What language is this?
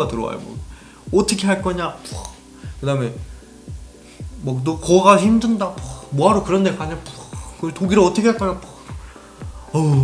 Korean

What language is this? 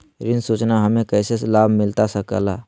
Magahi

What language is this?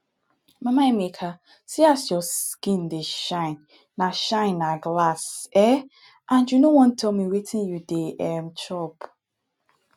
Nigerian Pidgin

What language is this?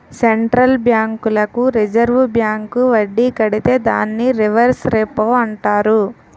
Telugu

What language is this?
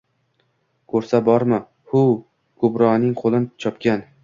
Uzbek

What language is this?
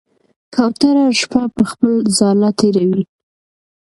Pashto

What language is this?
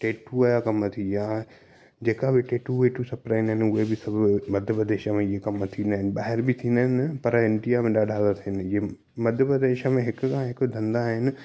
Sindhi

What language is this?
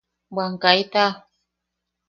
Yaqui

